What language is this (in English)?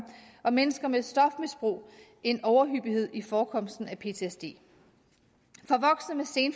Danish